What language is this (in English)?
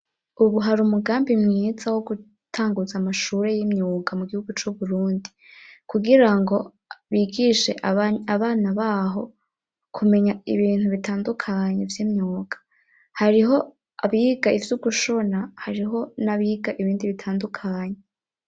Rundi